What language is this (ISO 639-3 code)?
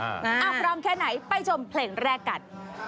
tha